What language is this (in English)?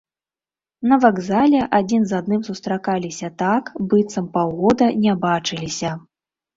Belarusian